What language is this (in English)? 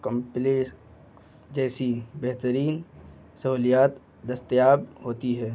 Urdu